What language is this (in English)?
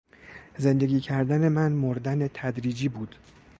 Persian